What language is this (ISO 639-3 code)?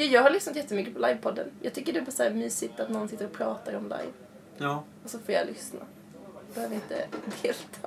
swe